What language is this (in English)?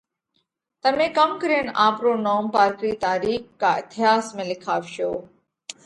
Parkari Koli